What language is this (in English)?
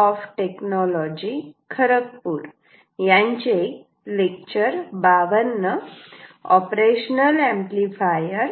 Marathi